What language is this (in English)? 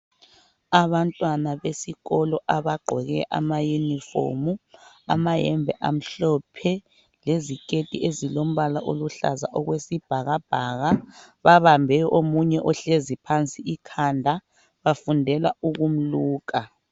North Ndebele